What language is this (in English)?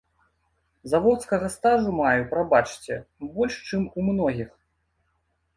Belarusian